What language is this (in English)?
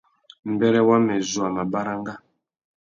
Tuki